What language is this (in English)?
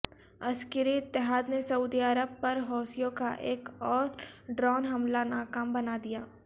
Urdu